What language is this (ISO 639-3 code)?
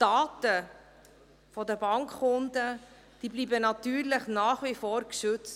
gsw